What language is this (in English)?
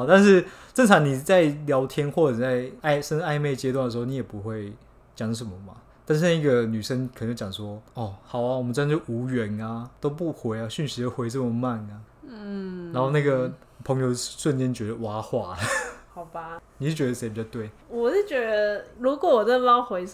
Chinese